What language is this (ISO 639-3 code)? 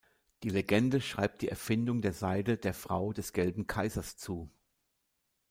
deu